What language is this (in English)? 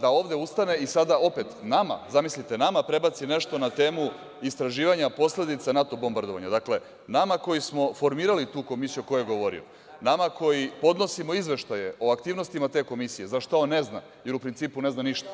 Serbian